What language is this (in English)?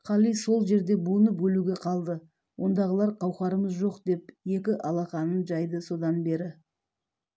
Kazakh